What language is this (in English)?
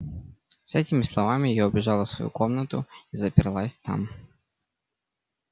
Russian